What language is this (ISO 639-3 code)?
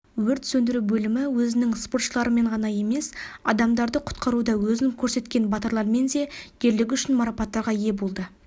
kaz